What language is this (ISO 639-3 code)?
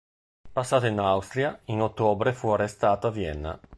ita